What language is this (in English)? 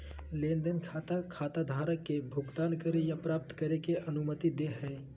Magahi